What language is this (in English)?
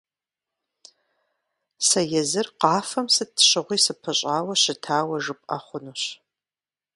Kabardian